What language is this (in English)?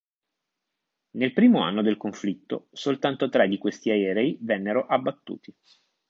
Italian